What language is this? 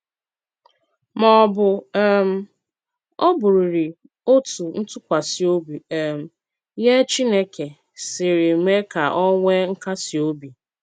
Igbo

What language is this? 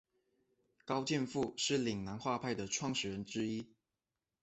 Chinese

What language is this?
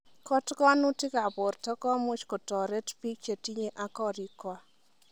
Kalenjin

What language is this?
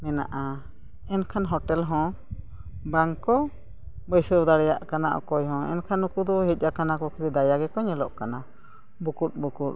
Santali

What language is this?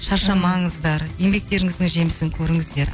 Kazakh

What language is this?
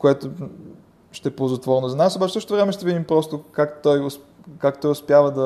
Bulgarian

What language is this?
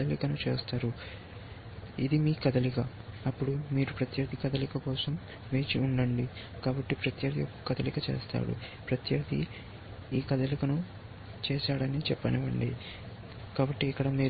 Telugu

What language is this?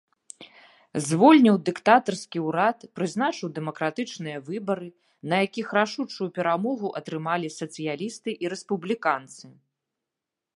Belarusian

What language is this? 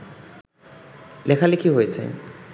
Bangla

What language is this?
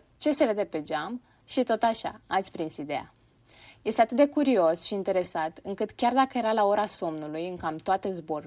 Romanian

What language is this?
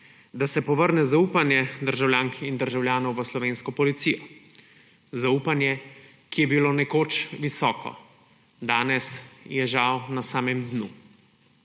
Slovenian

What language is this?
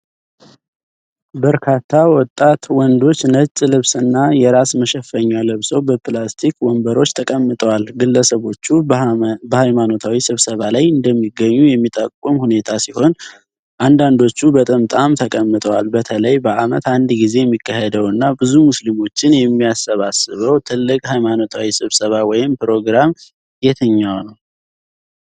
Amharic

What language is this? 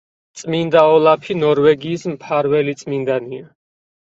Georgian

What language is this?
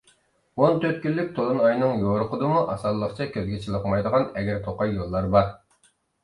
Uyghur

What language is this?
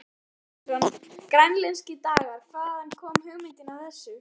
Icelandic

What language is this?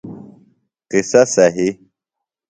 Phalura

